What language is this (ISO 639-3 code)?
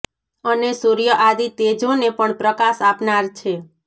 guj